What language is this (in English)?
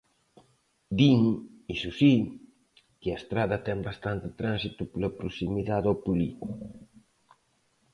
Galician